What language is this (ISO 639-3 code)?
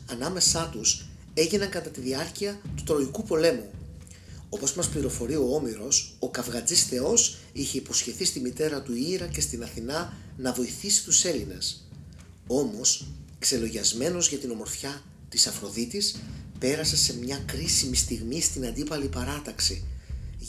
ell